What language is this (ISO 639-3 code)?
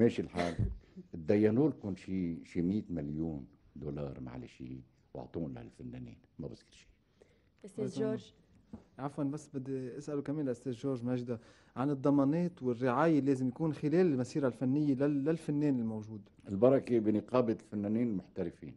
ara